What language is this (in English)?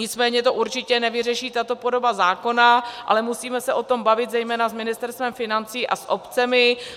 Czech